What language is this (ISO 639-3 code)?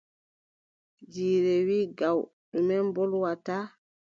fub